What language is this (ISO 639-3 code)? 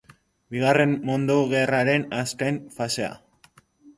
eus